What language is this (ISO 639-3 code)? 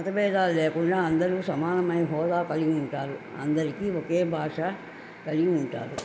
tel